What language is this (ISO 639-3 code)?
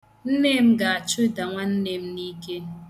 ibo